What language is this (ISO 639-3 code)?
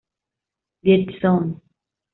spa